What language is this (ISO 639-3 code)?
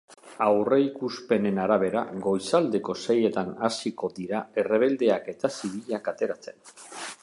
eus